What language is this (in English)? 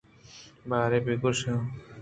Eastern Balochi